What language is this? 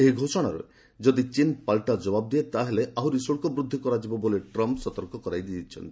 Odia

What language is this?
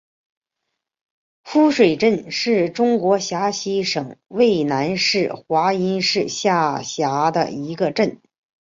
Chinese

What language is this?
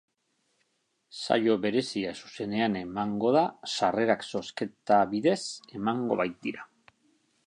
Basque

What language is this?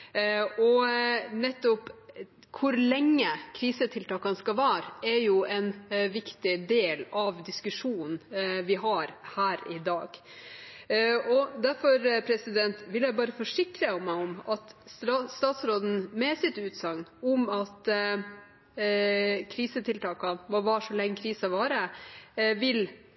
Norwegian Bokmål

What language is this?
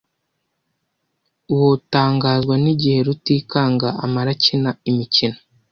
Kinyarwanda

